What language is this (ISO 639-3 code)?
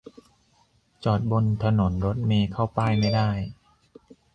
tha